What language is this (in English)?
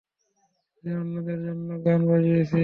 Bangla